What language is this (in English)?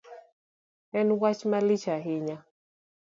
Luo (Kenya and Tanzania)